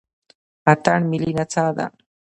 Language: Pashto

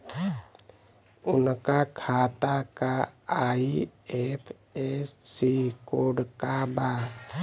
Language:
Bhojpuri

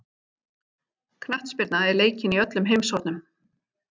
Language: Icelandic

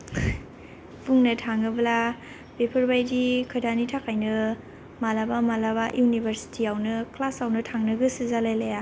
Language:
Bodo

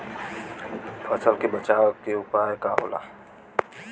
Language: Bhojpuri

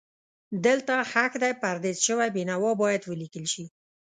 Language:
Pashto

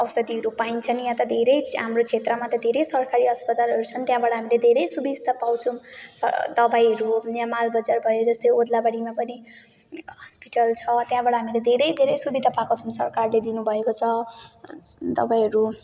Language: Nepali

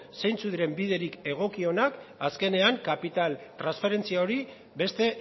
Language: Basque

